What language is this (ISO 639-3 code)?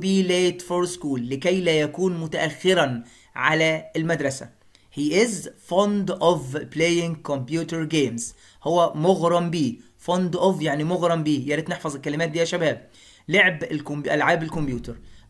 ara